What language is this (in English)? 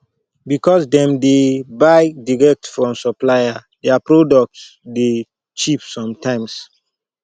Nigerian Pidgin